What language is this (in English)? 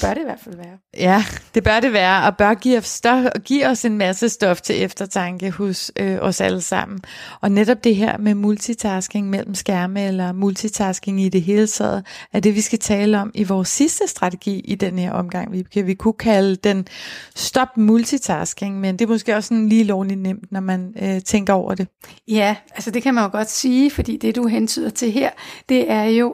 Danish